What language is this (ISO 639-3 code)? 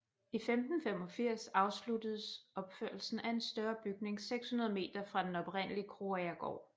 dan